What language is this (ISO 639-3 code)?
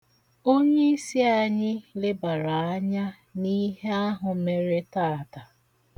ibo